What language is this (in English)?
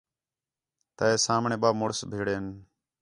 Khetrani